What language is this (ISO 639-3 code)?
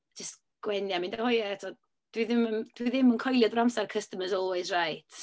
cym